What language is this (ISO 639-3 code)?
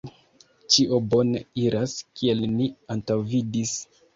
epo